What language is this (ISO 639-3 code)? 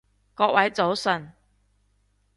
yue